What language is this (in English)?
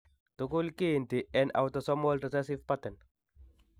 Kalenjin